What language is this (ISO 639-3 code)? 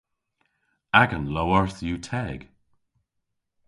cor